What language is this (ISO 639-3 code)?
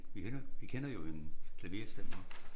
dan